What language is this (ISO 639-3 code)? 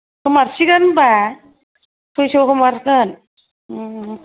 brx